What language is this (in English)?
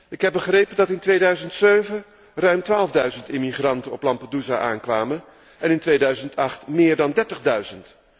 Dutch